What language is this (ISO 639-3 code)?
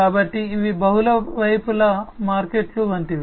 tel